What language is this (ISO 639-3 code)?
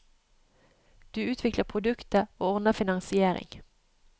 nor